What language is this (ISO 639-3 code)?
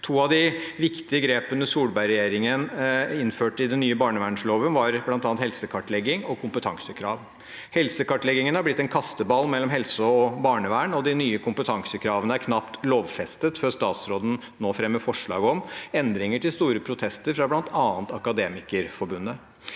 nor